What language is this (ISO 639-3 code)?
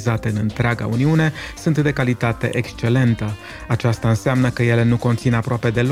ron